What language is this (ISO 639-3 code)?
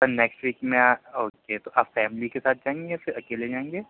urd